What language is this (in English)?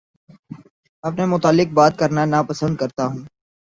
Urdu